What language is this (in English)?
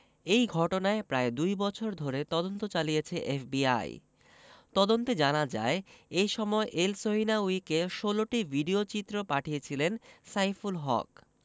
Bangla